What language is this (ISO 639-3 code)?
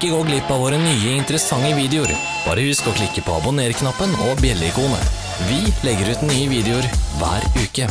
nor